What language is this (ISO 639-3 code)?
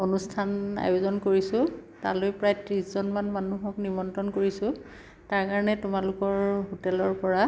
asm